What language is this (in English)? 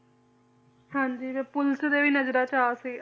Punjabi